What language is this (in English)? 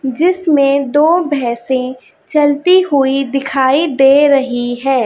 Hindi